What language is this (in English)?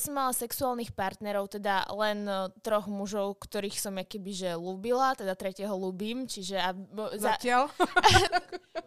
Slovak